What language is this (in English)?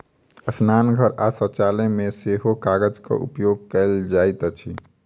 Maithili